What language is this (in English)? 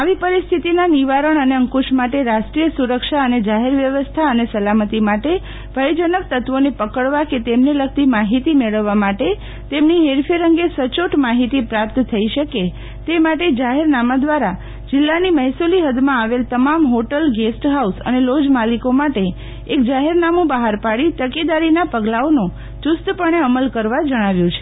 Gujarati